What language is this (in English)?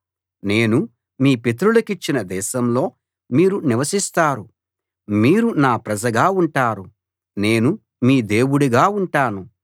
Telugu